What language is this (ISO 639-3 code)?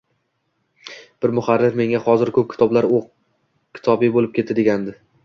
uzb